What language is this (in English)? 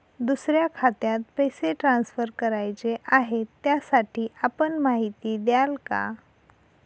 Marathi